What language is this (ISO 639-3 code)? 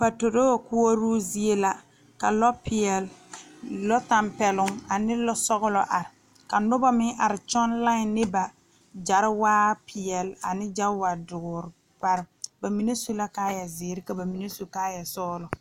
dga